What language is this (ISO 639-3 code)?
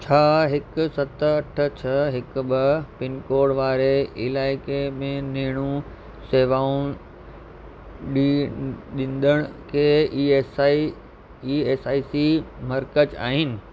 snd